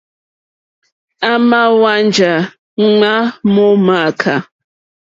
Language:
Mokpwe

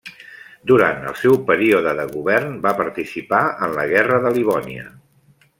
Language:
Catalan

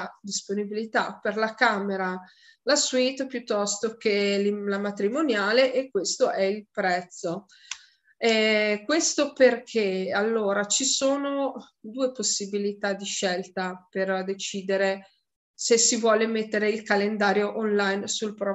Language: Italian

